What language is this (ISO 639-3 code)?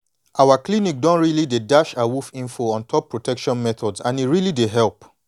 pcm